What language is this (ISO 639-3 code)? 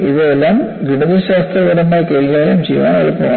mal